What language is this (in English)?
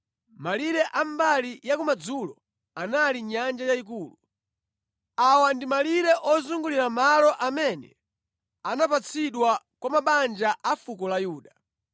Nyanja